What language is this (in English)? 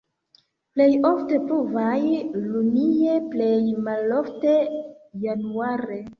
Esperanto